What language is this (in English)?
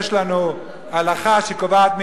Hebrew